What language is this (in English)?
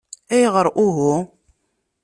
Kabyle